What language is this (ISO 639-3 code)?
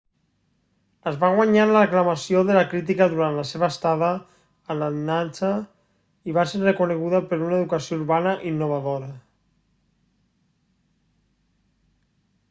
cat